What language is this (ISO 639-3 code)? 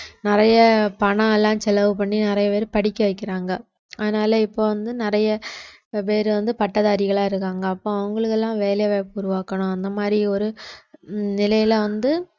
tam